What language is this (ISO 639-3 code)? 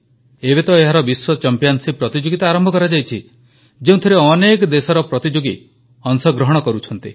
ori